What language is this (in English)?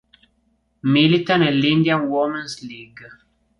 Italian